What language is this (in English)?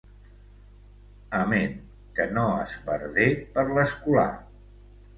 Catalan